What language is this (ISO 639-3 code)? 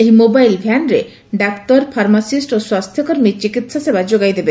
ori